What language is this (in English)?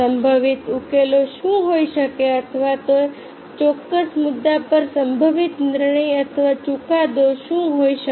Gujarati